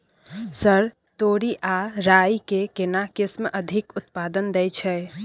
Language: Maithili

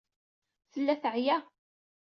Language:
Kabyle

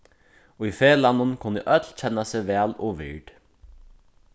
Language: Faroese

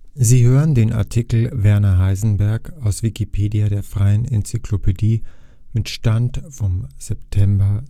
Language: German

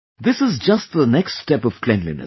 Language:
English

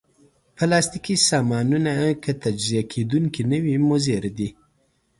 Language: Pashto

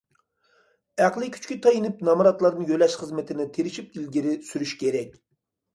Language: Uyghur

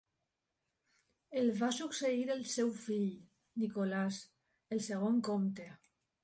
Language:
Catalan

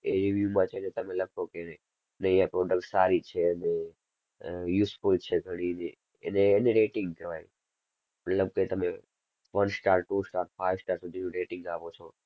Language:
Gujarati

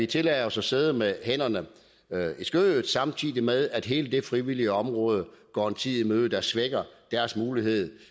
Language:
Danish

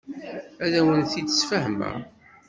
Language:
Kabyle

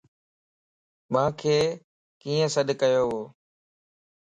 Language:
Lasi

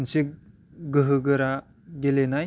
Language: Bodo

